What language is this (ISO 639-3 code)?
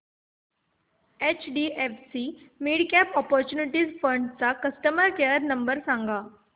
mar